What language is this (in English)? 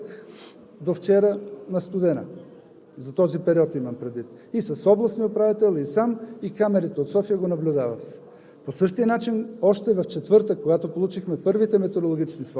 Bulgarian